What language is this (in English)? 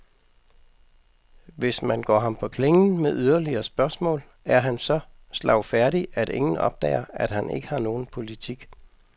Danish